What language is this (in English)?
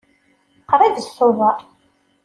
Kabyle